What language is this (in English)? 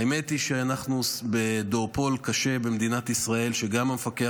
Hebrew